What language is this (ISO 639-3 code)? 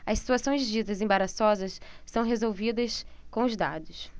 por